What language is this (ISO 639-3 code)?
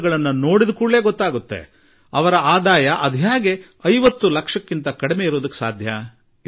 kan